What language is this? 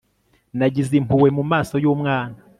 Kinyarwanda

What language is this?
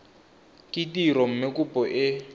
Tswana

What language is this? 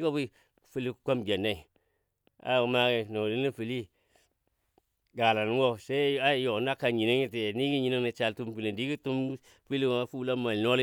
Dadiya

